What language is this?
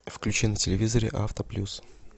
Russian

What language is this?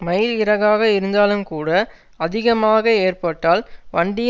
Tamil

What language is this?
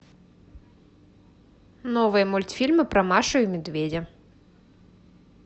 Russian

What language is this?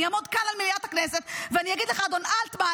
Hebrew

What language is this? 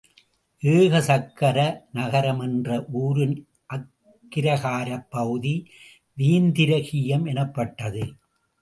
Tamil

